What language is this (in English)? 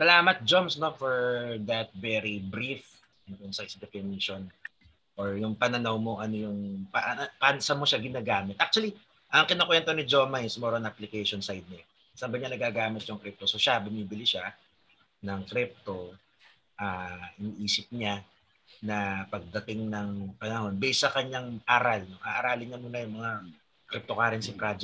Filipino